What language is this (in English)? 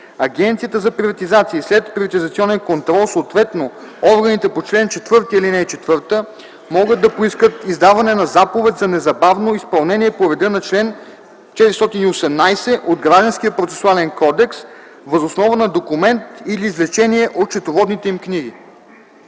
Bulgarian